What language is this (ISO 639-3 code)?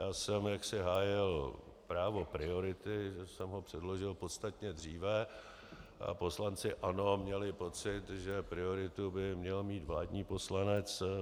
ces